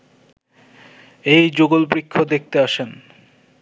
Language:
Bangla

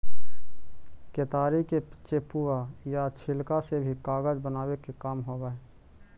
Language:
Magahi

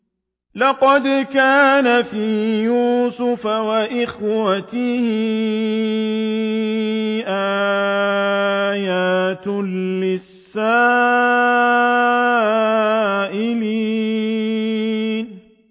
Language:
Arabic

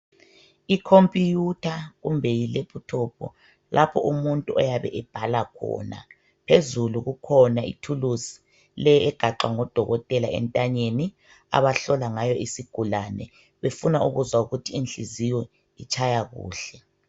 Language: North Ndebele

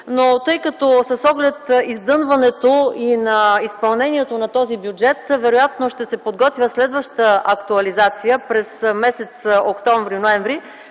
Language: Bulgarian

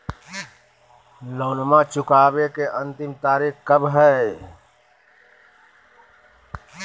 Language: Magahi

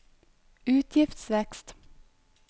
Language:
Norwegian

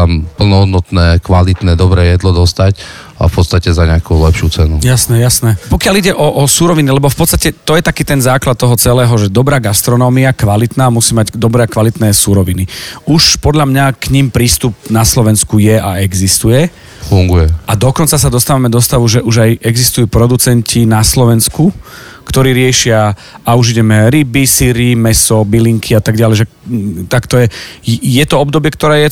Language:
Slovak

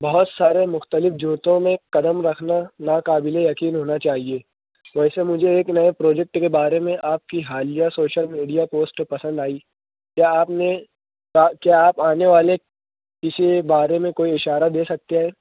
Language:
Urdu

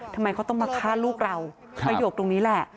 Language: Thai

